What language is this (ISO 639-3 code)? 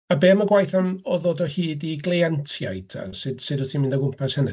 cym